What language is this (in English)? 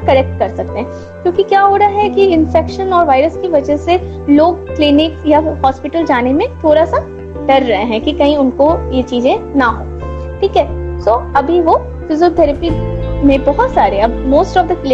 Hindi